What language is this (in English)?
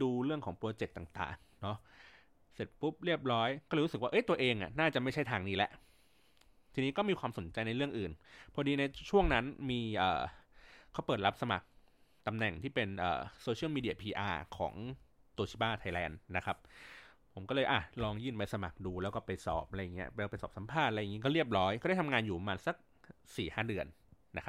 Thai